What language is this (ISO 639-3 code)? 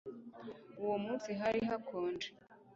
kin